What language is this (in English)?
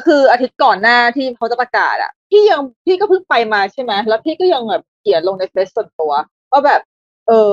Thai